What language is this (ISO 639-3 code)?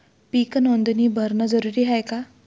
mar